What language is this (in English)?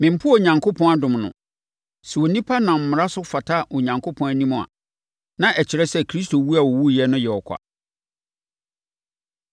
Akan